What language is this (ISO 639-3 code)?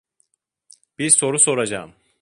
tur